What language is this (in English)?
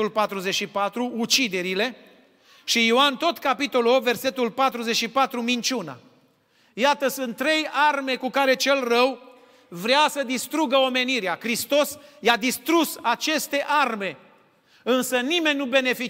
Romanian